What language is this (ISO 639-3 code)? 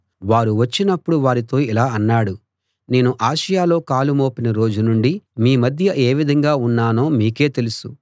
tel